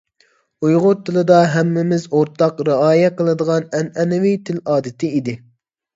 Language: Uyghur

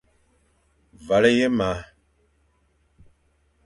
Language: Fang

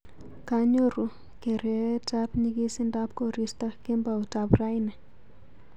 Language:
Kalenjin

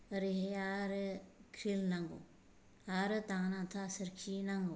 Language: Bodo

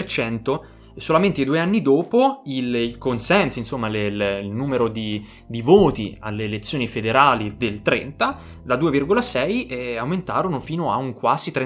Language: Italian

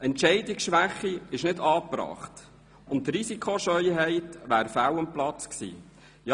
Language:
Swiss German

